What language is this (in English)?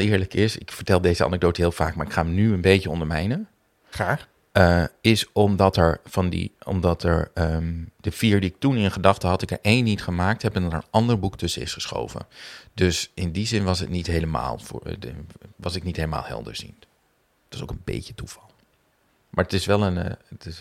Dutch